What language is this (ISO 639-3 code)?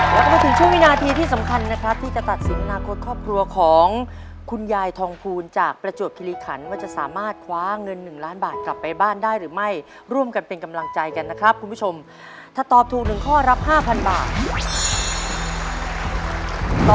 tha